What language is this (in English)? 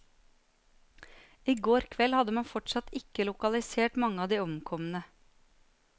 Norwegian